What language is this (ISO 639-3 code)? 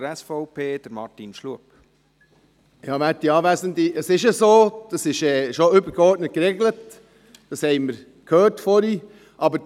gsw